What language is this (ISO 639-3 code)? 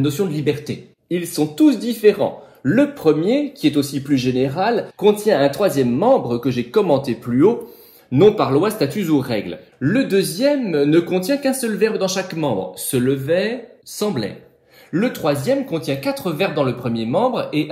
fra